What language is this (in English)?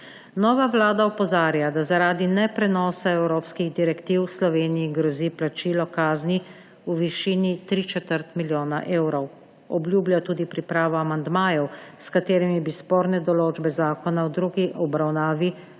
Slovenian